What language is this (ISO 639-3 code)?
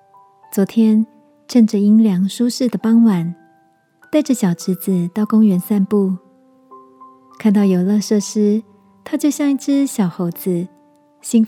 zho